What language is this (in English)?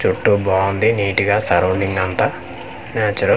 Telugu